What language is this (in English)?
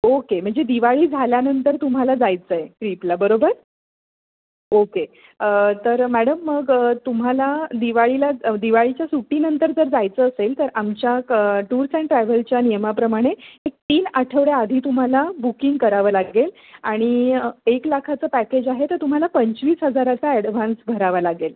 Marathi